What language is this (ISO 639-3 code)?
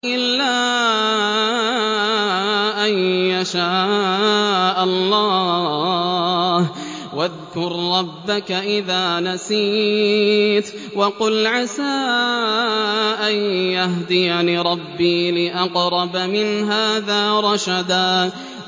ara